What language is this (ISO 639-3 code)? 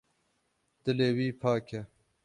kur